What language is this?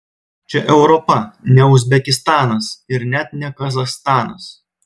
Lithuanian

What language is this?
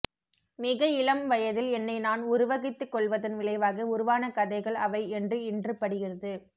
Tamil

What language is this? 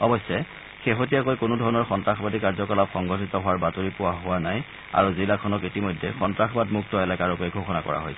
Assamese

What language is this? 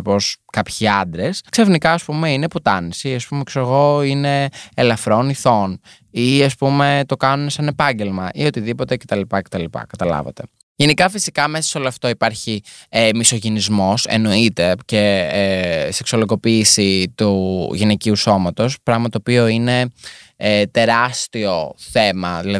Greek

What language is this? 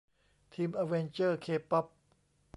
Thai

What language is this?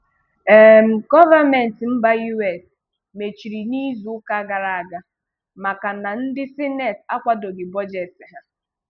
Igbo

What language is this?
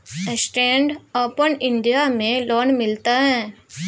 Maithili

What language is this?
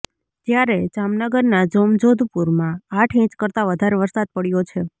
Gujarati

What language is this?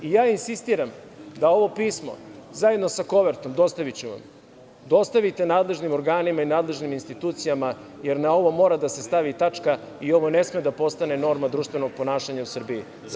Serbian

